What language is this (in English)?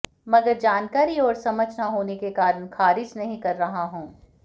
Hindi